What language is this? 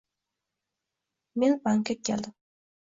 Uzbek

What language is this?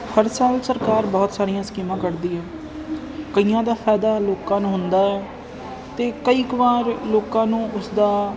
Punjabi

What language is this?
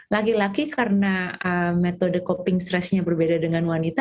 Indonesian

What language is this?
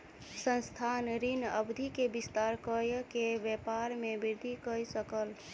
Maithili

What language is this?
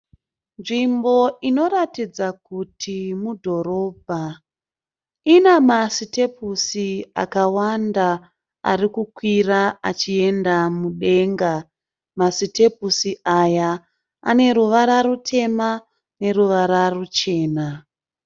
Shona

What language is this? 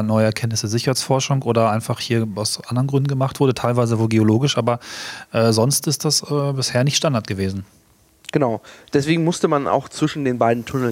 German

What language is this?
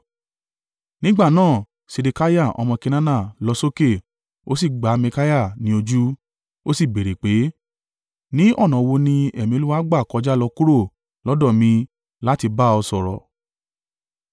Yoruba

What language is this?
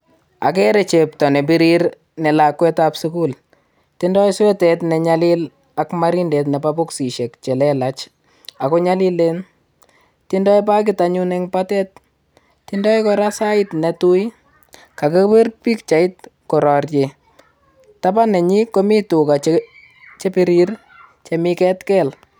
Kalenjin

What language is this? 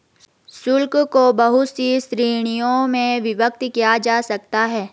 Hindi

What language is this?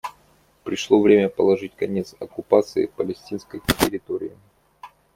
Russian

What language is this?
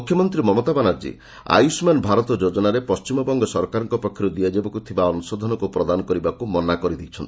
Odia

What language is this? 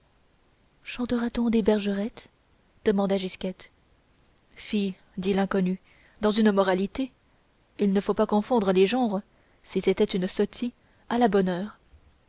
French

